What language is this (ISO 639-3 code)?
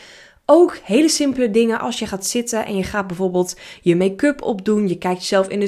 nld